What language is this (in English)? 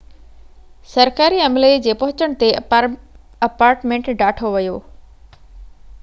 Sindhi